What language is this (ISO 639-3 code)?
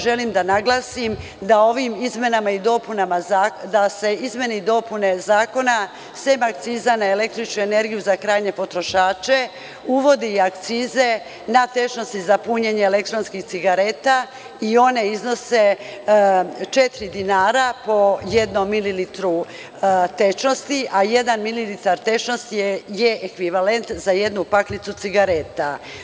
srp